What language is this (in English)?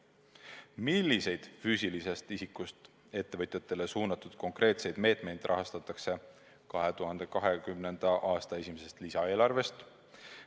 Estonian